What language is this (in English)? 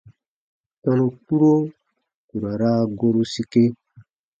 Baatonum